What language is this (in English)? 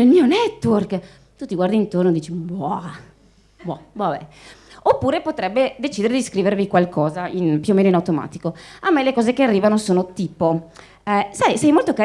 Italian